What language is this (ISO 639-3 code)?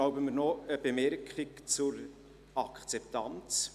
gsw